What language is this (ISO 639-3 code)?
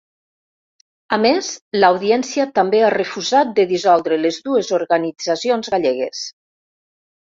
cat